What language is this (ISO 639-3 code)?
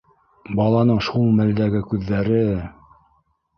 bak